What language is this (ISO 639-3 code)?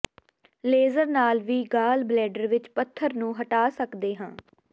pan